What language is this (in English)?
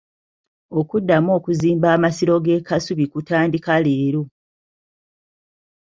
Ganda